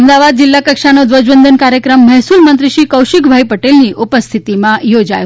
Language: Gujarati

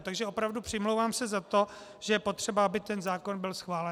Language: Czech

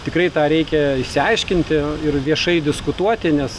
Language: Lithuanian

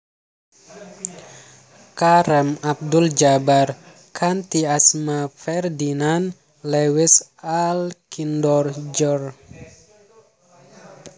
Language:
Javanese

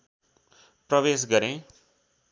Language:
Nepali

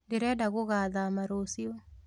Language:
Kikuyu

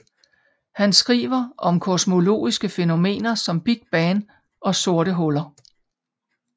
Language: Danish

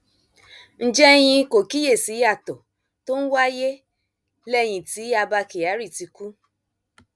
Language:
Yoruba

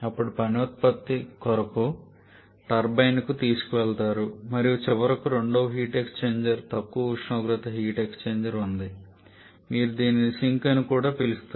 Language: Telugu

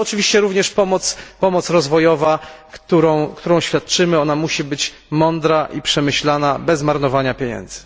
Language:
Polish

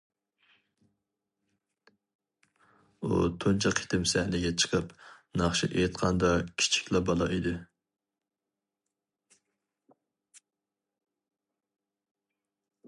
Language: Uyghur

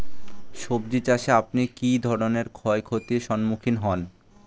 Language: Bangla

